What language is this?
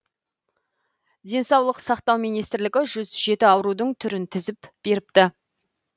Kazakh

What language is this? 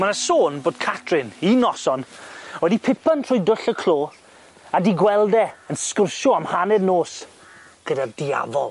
Welsh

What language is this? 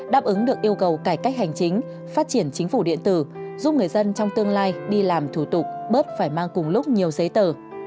Vietnamese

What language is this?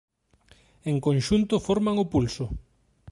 Galician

